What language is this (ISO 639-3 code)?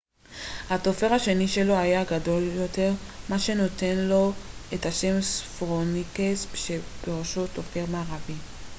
heb